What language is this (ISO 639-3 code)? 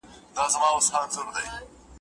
pus